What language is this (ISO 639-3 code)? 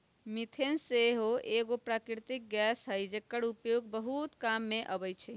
mag